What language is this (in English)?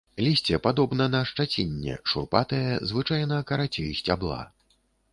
Belarusian